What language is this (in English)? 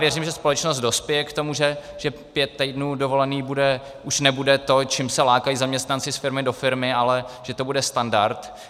Czech